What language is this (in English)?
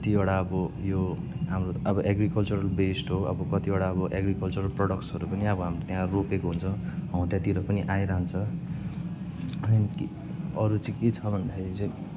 Nepali